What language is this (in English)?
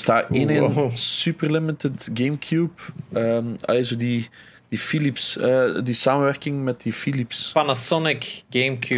Dutch